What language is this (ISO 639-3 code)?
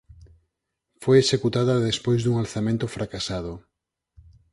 glg